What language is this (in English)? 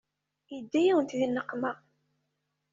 Kabyle